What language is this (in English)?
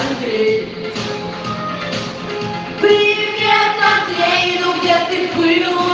Russian